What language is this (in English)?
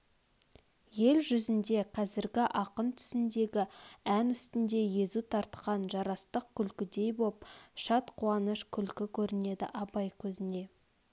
Kazakh